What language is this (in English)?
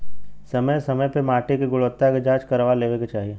Bhojpuri